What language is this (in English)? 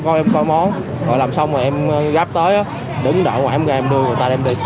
Vietnamese